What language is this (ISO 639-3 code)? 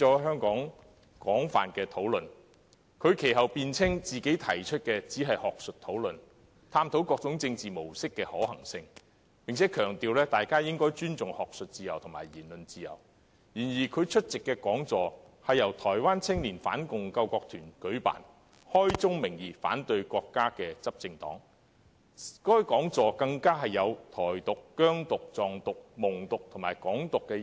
yue